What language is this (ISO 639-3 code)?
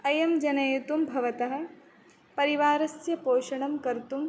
san